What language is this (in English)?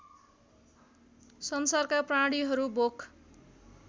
Nepali